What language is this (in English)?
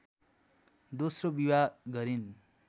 Nepali